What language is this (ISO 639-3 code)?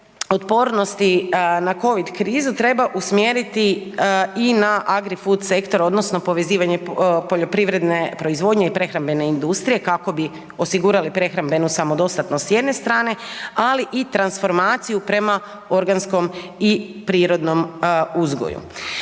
hrv